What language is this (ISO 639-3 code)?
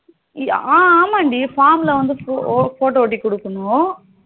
tam